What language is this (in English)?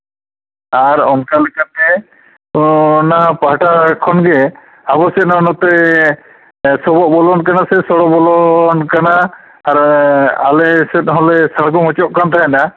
Santali